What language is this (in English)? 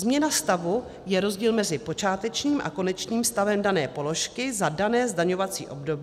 Czech